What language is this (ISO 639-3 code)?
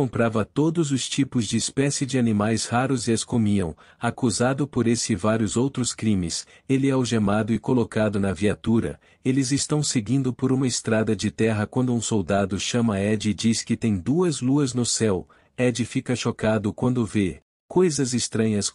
por